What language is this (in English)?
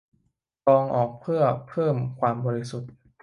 Thai